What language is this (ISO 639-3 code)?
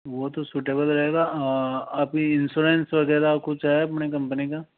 hin